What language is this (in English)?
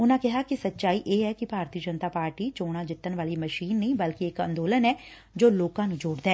Punjabi